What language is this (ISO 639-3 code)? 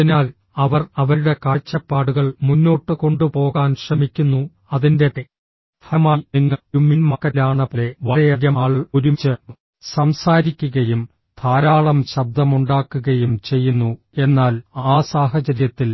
mal